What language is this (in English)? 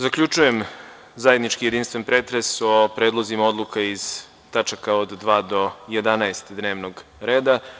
Serbian